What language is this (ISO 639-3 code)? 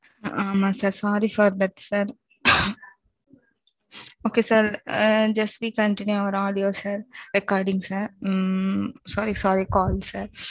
tam